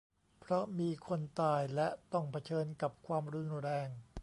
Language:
Thai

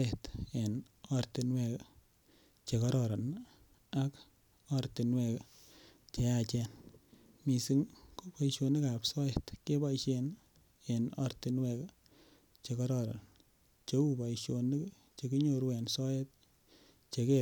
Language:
Kalenjin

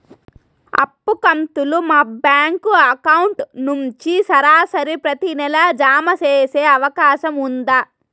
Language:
Telugu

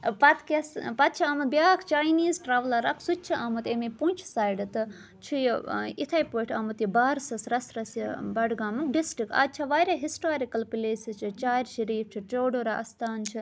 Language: Kashmiri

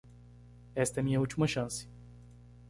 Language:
Portuguese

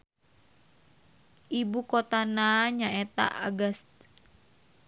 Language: Sundanese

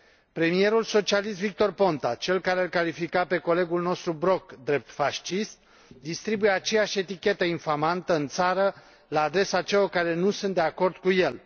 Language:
Romanian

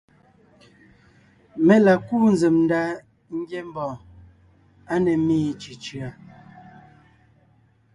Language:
Ngiemboon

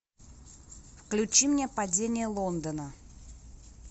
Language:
Russian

